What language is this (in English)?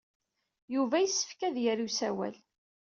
Kabyle